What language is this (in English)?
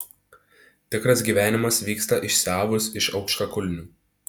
Lithuanian